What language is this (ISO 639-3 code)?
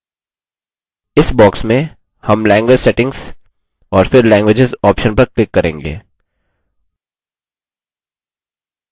hin